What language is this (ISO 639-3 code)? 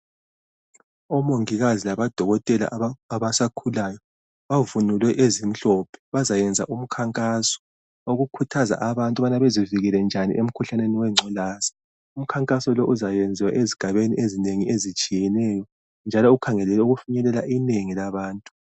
nde